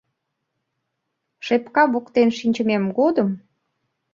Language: Mari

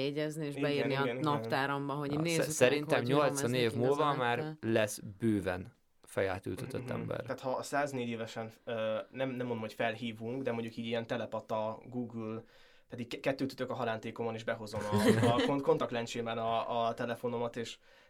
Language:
Hungarian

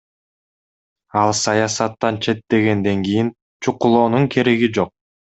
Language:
Kyrgyz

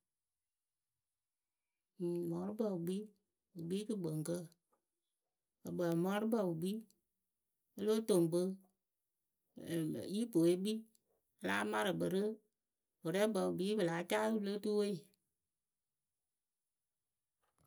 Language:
Akebu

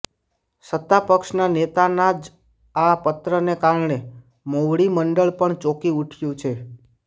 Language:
Gujarati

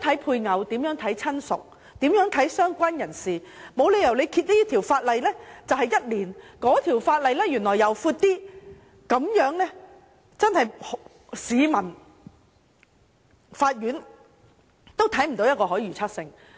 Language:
Cantonese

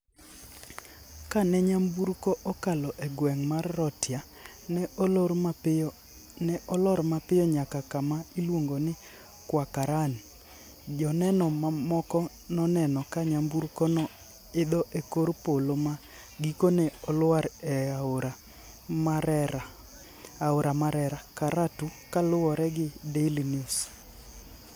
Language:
Luo (Kenya and Tanzania)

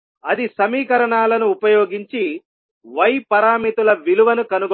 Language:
Telugu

